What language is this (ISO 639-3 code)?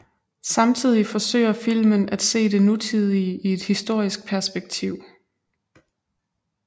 dan